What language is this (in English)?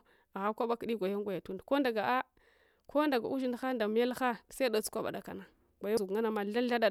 Hwana